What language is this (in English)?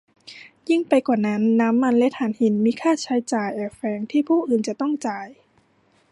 Thai